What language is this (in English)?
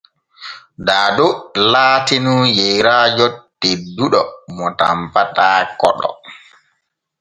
Borgu Fulfulde